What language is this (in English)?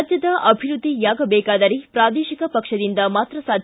Kannada